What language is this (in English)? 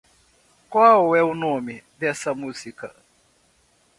Portuguese